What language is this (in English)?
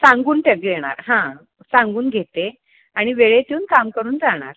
Marathi